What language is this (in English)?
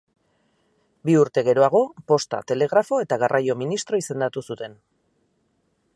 Basque